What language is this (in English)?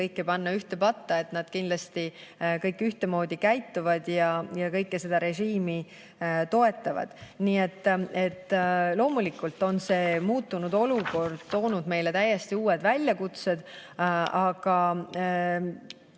Estonian